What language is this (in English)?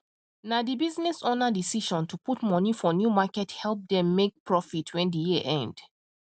Nigerian Pidgin